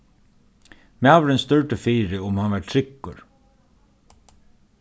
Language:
Faroese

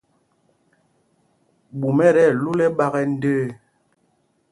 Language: Mpumpong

